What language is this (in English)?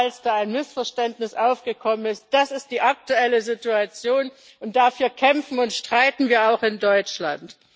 German